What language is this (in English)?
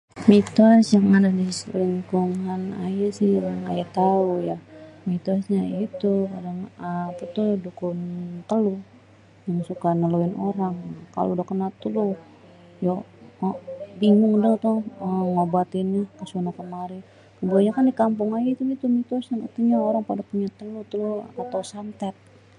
Betawi